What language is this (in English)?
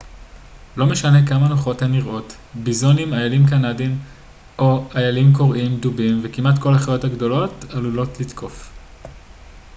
Hebrew